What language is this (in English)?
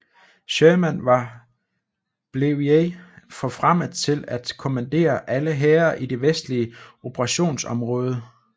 Danish